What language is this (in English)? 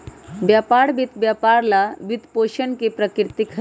Magahi